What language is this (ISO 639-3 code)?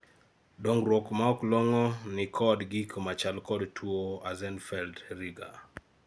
luo